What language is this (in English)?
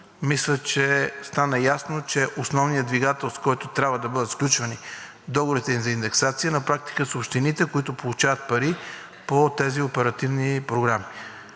Bulgarian